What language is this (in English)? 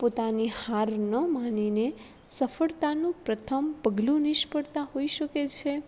Gujarati